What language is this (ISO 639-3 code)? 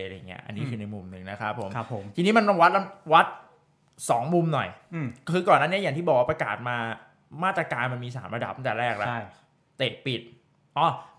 tha